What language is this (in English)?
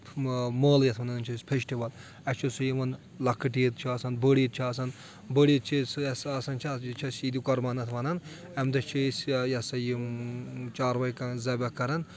Kashmiri